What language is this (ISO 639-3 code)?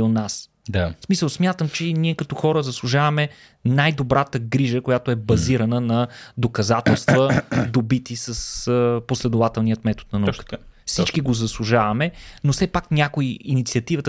bul